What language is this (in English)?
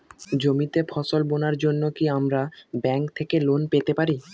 Bangla